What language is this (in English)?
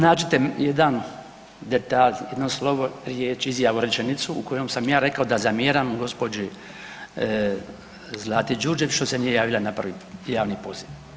Croatian